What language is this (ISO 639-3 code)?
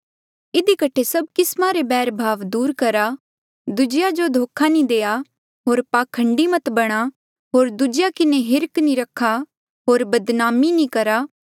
mjl